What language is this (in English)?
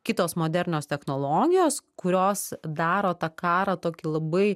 Lithuanian